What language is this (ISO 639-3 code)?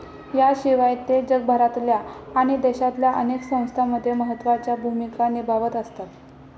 mar